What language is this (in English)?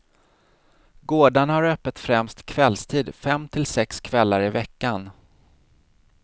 Swedish